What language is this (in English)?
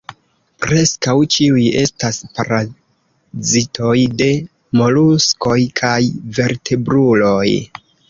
Esperanto